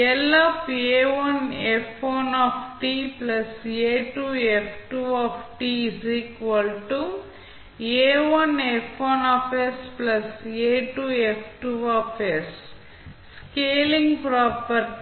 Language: Tamil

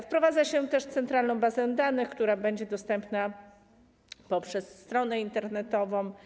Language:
Polish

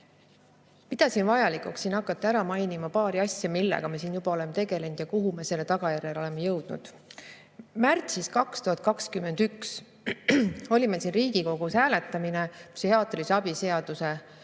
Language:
Estonian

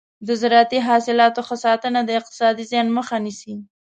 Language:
Pashto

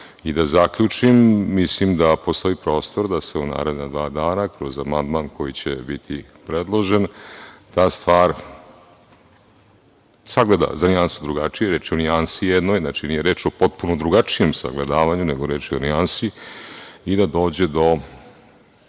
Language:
Serbian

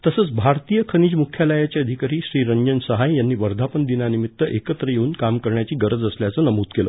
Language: Marathi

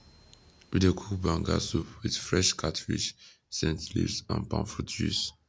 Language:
Nigerian Pidgin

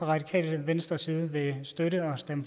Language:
Danish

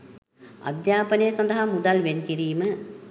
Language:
Sinhala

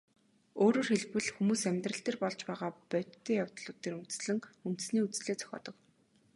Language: Mongolian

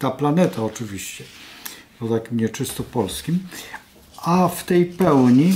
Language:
Polish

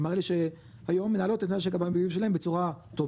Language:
Hebrew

